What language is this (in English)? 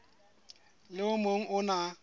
Southern Sotho